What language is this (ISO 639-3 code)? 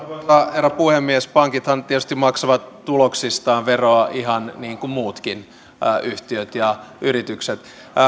fin